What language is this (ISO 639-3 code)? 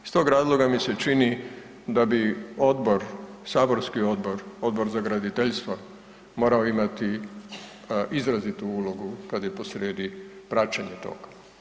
hrv